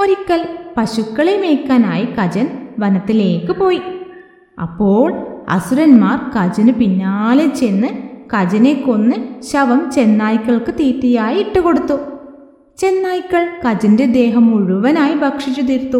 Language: Malayalam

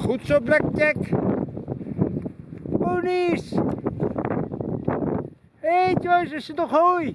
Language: Dutch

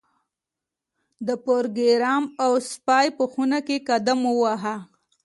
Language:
Pashto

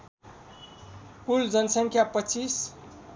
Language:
Nepali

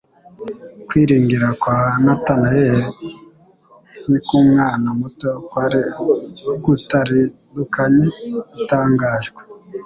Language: Kinyarwanda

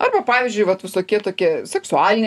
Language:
Lithuanian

